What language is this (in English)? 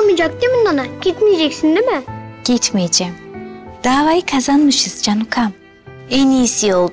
Turkish